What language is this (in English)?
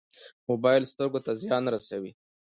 Pashto